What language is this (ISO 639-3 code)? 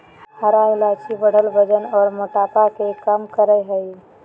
mag